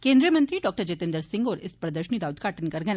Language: Dogri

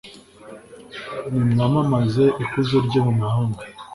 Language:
Kinyarwanda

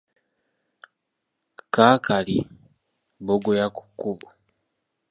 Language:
Ganda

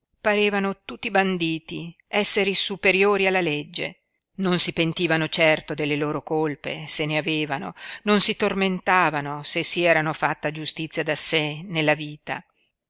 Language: Italian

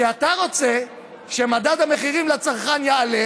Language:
Hebrew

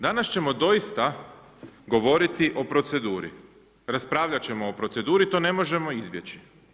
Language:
Croatian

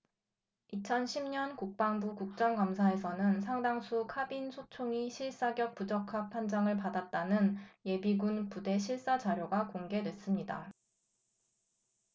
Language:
Korean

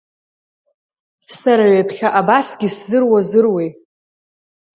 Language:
Abkhazian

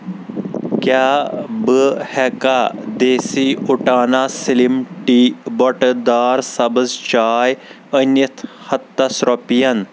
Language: Kashmiri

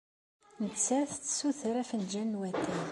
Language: Kabyle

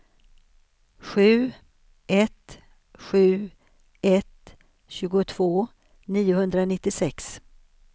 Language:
Swedish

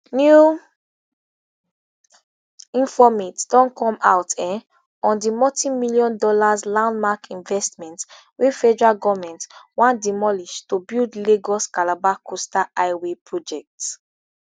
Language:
Nigerian Pidgin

